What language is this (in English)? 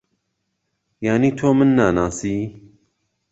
Central Kurdish